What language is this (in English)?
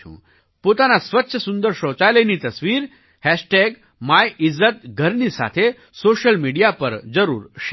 Gujarati